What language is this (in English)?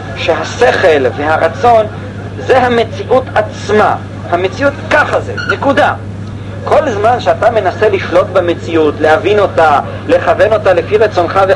Hebrew